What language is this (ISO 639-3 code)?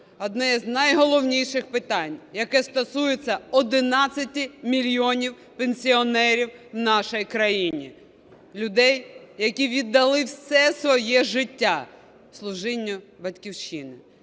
ukr